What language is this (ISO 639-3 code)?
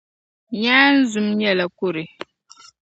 dag